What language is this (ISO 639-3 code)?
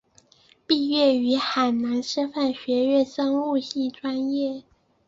zho